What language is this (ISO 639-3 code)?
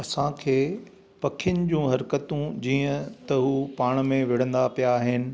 snd